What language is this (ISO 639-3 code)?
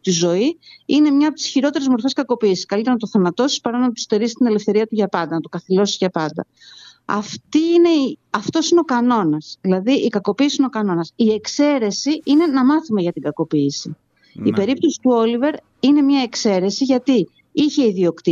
ell